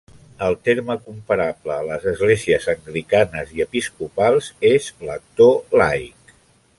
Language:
Catalan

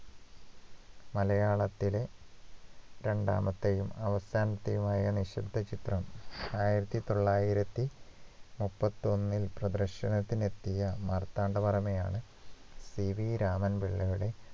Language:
Malayalam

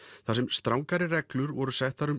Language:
Icelandic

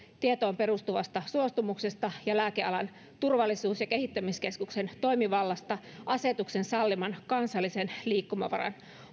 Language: Finnish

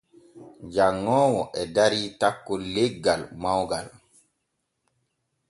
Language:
Borgu Fulfulde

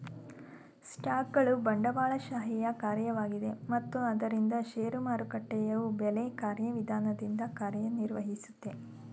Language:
Kannada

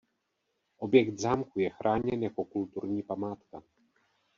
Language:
Czech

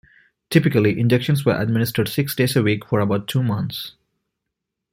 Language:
English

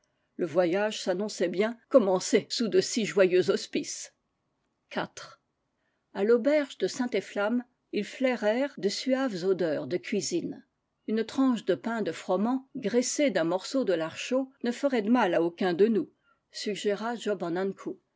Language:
French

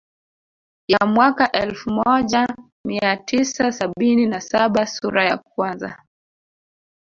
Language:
Swahili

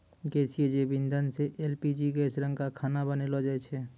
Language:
Maithili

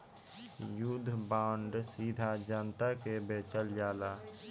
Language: Bhojpuri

